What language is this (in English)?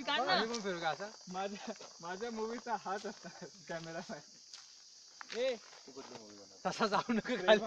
Dutch